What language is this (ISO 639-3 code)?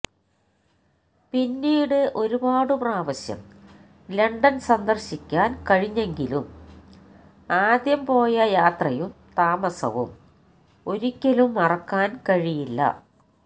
mal